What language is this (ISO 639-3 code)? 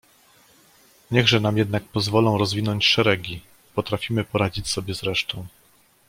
pol